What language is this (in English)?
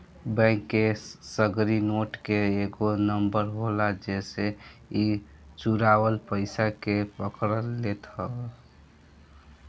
Bhojpuri